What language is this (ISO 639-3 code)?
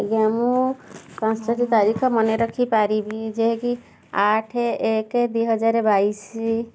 ori